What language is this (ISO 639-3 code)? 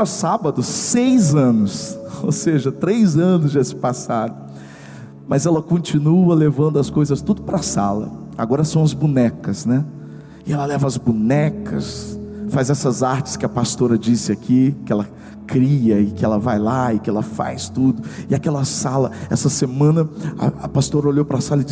por